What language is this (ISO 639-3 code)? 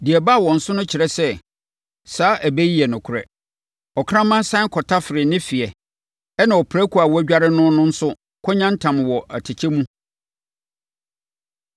aka